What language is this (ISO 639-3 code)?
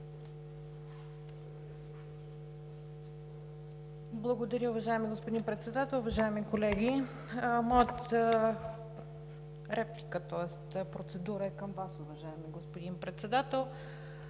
bul